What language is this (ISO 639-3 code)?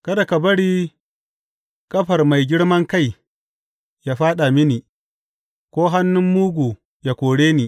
hau